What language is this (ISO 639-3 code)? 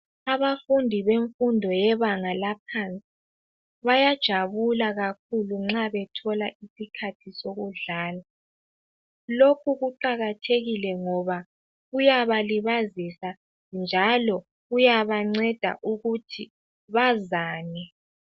nde